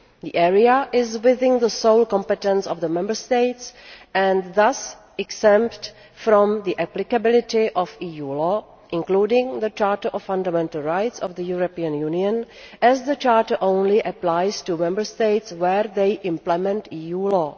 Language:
English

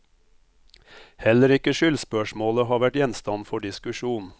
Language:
Norwegian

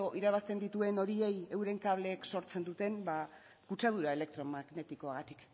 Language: Basque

